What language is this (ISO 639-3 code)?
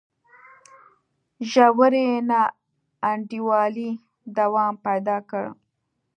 pus